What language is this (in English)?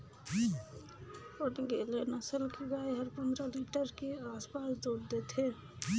Chhattisgarhi